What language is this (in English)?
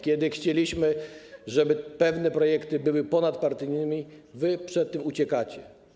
Polish